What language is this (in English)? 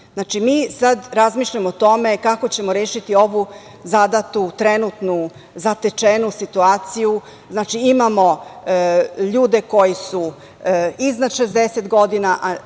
Serbian